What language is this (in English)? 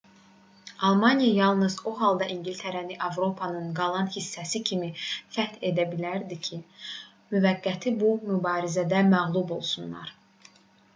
Azerbaijani